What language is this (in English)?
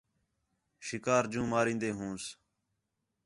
Khetrani